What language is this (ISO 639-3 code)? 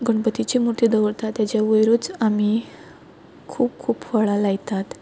kok